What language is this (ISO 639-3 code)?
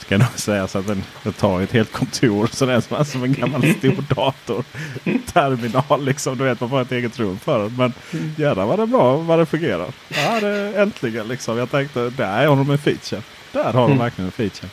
swe